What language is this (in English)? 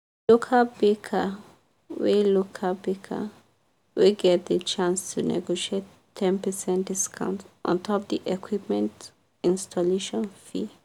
Nigerian Pidgin